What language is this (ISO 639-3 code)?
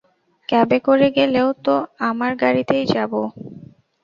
ben